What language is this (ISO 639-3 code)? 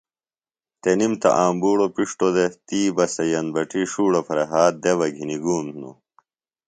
phl